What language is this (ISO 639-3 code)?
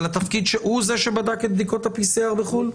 heb